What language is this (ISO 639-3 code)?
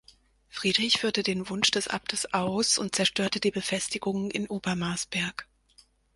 deu